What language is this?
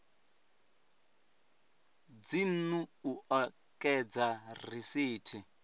Venda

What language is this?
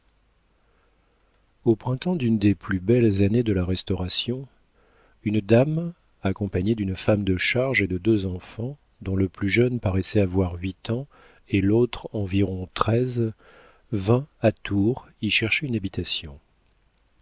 French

